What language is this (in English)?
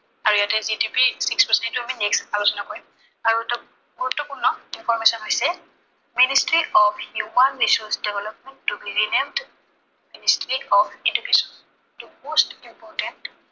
Assamese